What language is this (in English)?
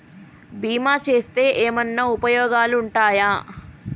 Telugu